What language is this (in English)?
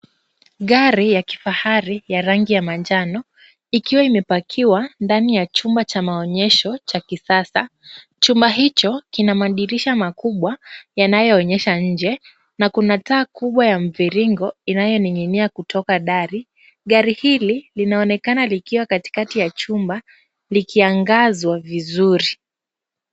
Swahili